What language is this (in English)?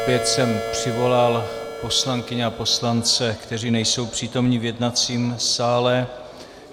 Czech